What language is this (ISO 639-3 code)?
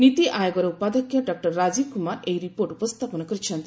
ori